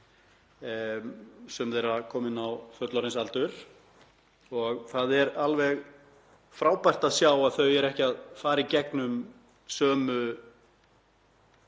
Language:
Icelandic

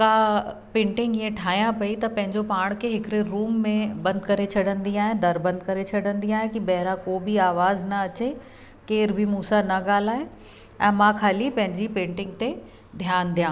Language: Sindhi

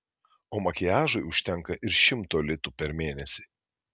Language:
Lithuanian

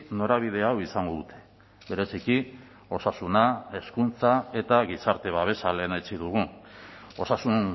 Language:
Basque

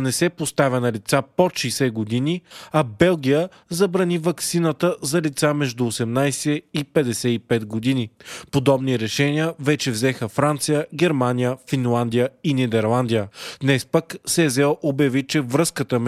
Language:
Bulgarian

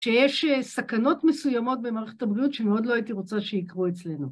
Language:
Hebrew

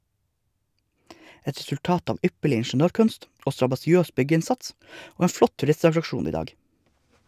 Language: Norwegian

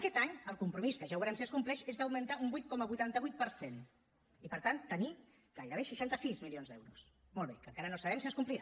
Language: Catalan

